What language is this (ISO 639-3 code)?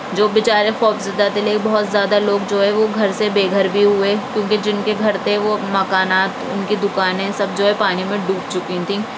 urd